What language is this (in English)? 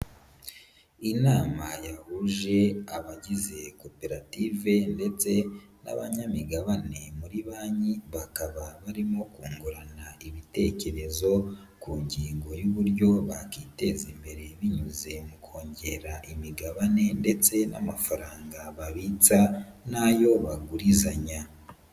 Kinyarwanda